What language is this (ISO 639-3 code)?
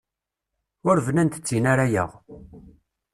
kab